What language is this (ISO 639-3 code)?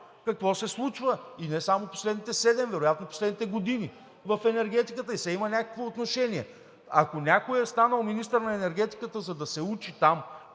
bul